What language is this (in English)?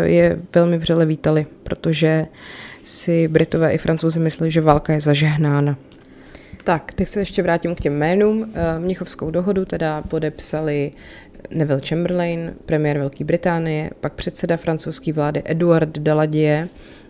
Czech